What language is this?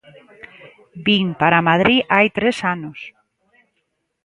Galician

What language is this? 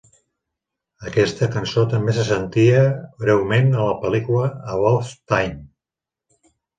Catalan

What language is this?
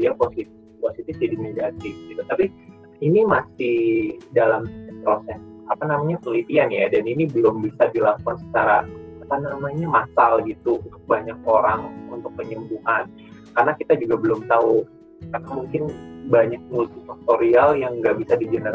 Indonesian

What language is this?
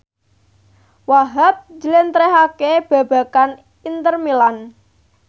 Javanese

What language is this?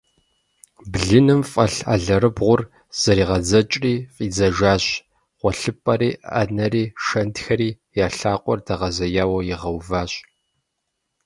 Kabardian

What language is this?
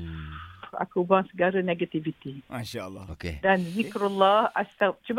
Malay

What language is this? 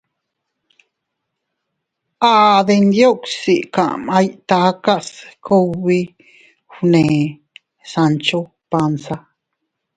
Teutila Cuicatec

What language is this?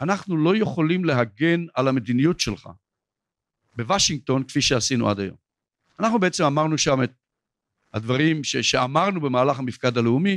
Hebrew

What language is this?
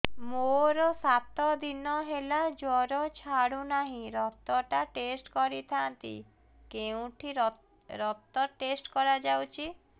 Odia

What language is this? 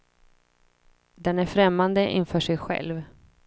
Swedish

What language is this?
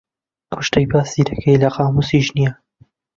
Central Kurdish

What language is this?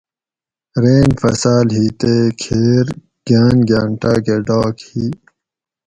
Gawri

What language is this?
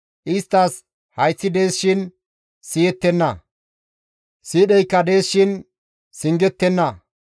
Gamo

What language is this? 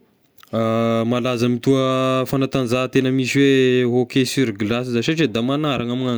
Tesaka Malagasy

